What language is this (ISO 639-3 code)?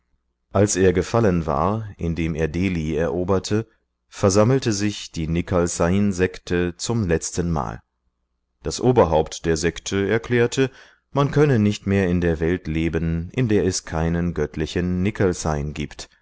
deu